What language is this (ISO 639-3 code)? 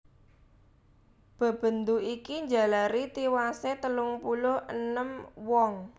jav